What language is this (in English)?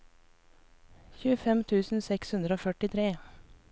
Norwegian